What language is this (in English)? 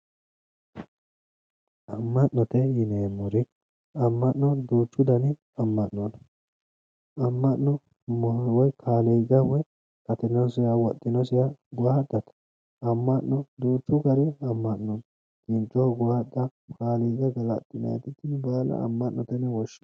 Sidamo